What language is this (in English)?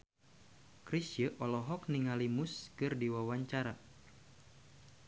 Sundanese